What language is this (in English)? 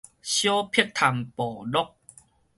Min Nan Chinese